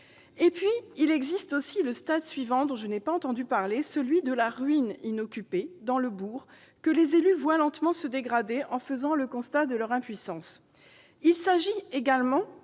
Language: French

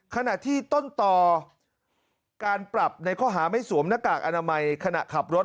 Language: Thai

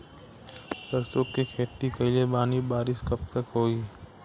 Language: Bhojpuri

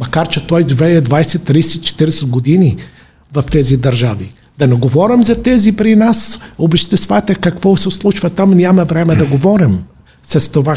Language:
Bulgarian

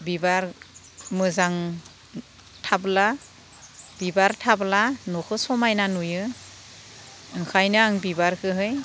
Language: Bodo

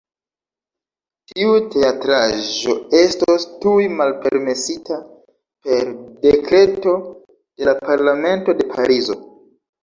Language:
Esperanto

